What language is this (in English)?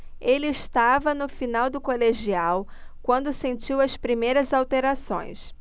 Portuguese